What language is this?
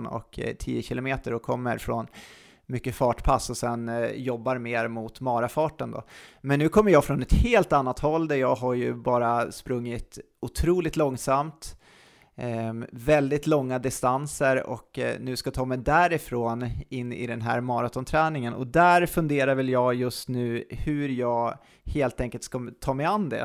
Swedish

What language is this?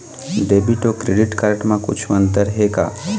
Chhattisgarhi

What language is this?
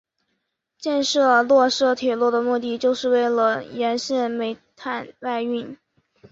Chinese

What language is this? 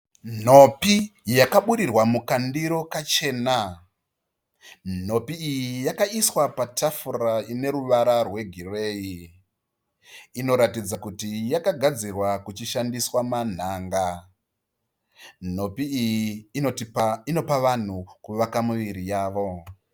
Shona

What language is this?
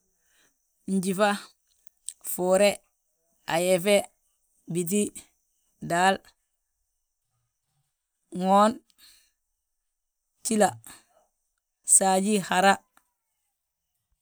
Balanta-Ganja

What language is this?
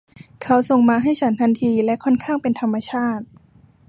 Thai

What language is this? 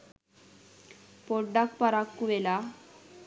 Sinhala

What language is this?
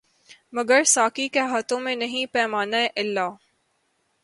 Urdu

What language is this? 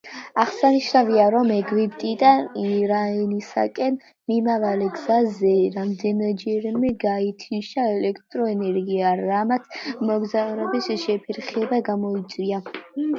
Georgian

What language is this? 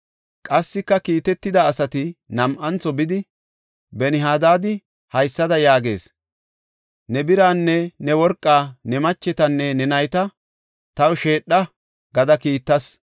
Gofa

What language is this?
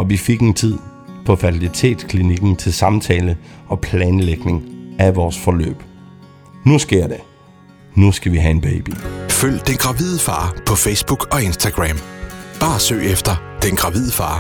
Danish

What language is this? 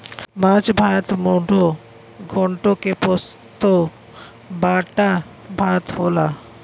Bhojpuri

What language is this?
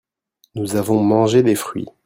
French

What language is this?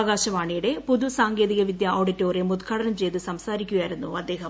Malayalam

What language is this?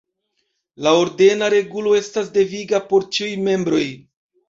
Esperanto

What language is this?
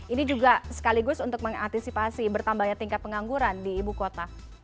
Indonesian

